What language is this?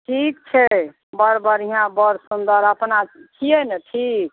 Maithili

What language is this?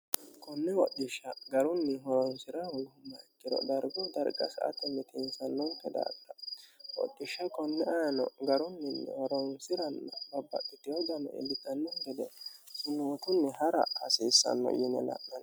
Sidamo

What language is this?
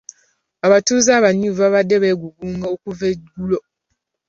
Ganda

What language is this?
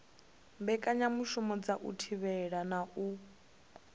Venda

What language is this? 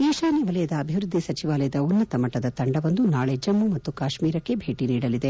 Kannada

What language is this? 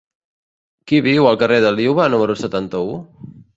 Catalan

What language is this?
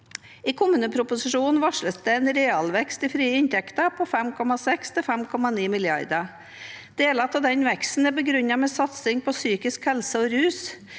Norwegian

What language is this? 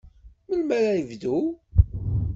Kabyle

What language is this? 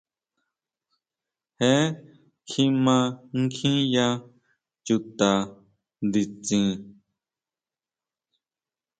Huautla Mazatec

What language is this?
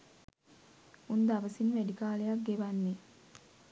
Sinhala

